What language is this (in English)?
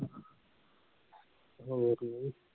Punjabi